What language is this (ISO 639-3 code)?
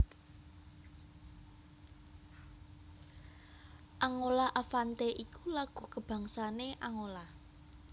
jav